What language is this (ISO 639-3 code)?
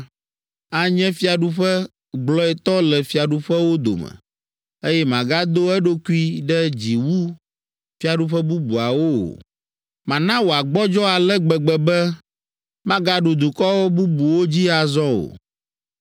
ewe